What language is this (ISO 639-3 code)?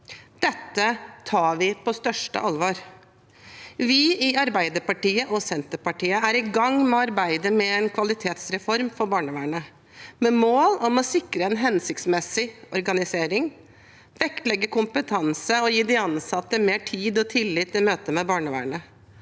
nor